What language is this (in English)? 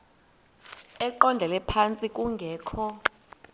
Xhosa